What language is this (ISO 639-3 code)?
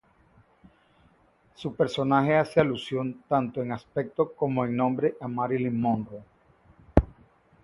spa